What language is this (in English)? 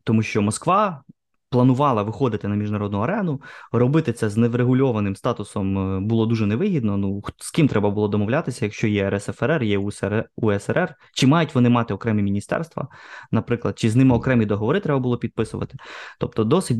Ukrainian